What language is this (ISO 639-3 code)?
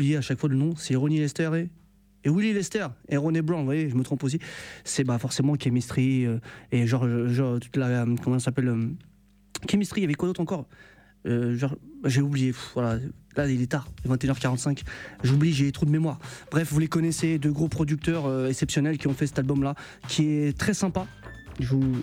fra